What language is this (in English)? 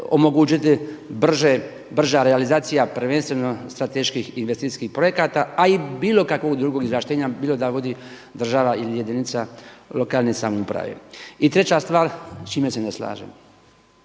Croatian